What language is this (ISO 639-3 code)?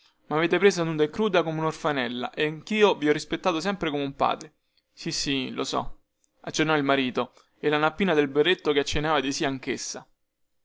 ita